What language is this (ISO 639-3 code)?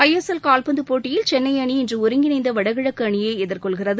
tam